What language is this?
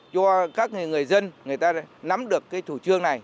Vietnamese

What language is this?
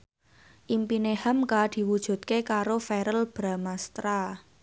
Javanese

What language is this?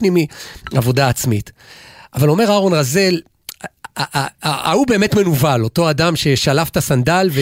Hebrew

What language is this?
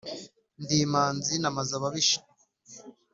Kinyarwanda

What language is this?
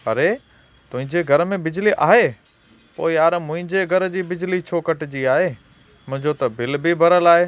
Sindhi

